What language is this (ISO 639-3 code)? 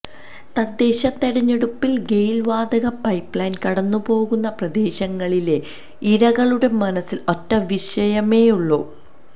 mal